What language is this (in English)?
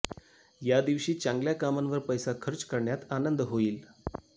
Marathi